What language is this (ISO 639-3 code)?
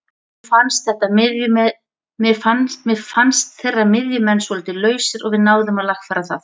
isl